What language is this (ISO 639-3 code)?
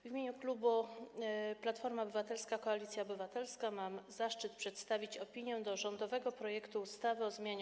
pol